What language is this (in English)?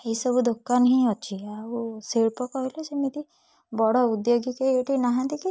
Odia